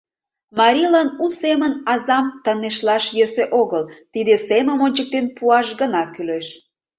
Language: Mari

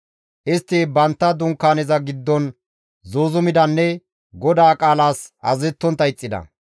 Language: Gamo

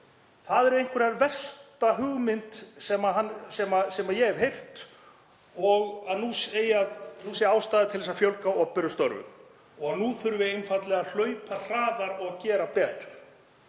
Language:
Icelandic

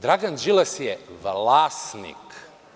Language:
Serbian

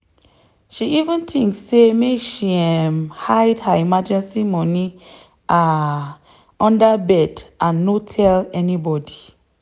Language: Nigerian Pidgin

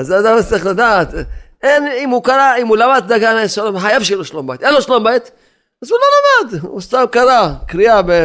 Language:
Hebrew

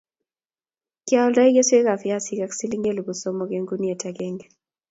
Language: Kalenjin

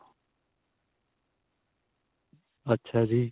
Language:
Punjabi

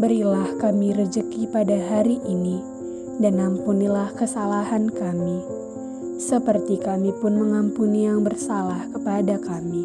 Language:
Indonesian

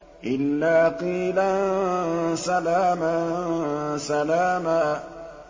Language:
Arabic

